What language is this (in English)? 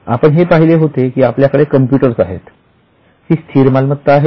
Marathi